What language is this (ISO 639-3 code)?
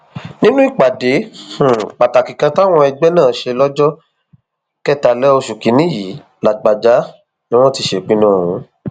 yor